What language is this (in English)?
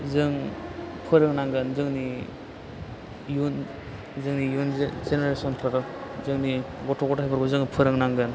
Bodo